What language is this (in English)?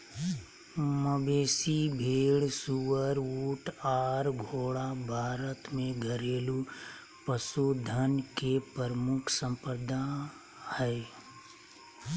Magahi